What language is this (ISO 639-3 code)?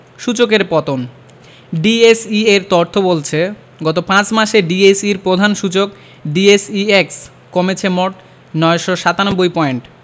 ben